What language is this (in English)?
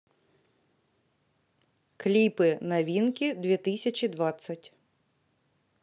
Russian